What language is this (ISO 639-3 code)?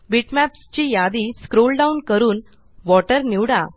mar